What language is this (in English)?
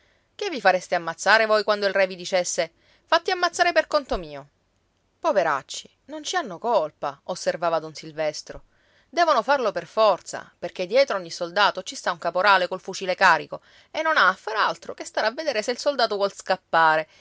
Italian